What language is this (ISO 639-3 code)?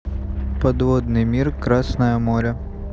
rus